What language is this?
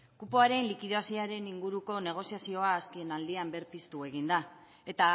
Basque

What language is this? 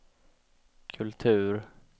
Swedish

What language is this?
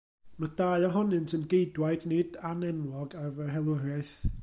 Welsh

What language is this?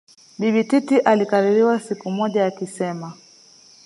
Swahili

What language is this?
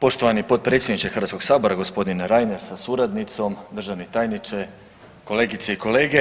Croatian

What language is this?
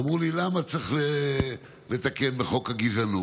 Hebrew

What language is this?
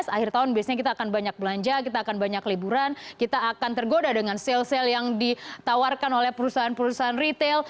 Indonesian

